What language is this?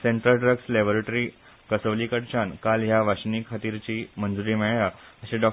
Konkani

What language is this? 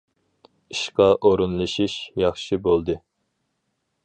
Uyghur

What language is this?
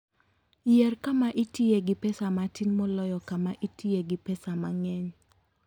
Luo (Kenya and Tanzania)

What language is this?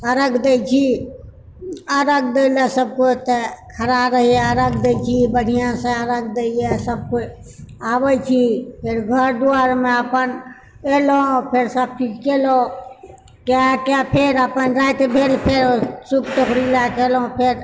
Maithili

